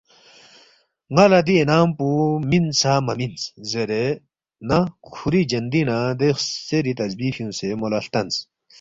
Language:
Balti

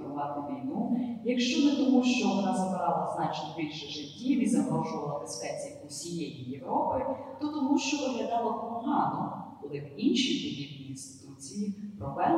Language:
Ukrainian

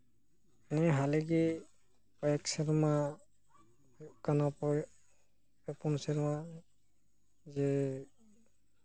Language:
Santali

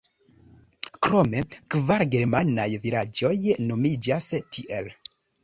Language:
Esperanto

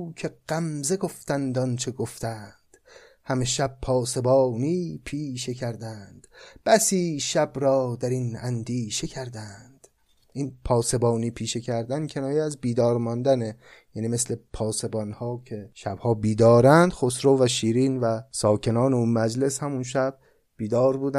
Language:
Persian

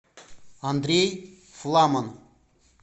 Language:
Russian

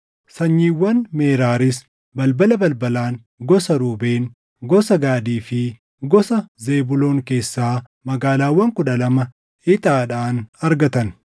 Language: Oromo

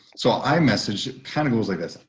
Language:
English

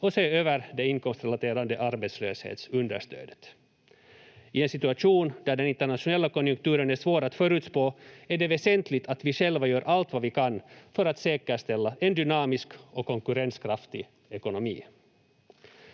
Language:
Finnish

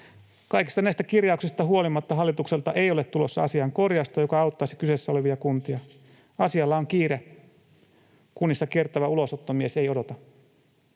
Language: Finnish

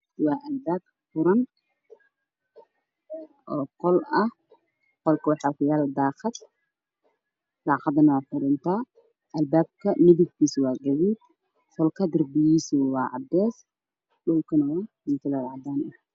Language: Somali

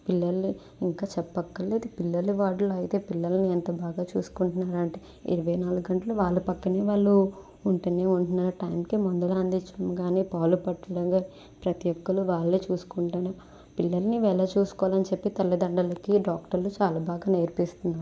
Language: Telugu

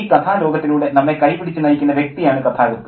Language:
Malayalam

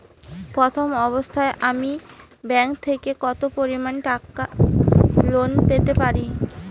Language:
Bangla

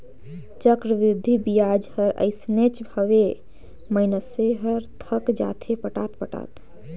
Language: Chhattisgarhi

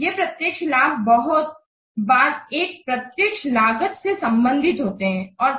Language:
Hindi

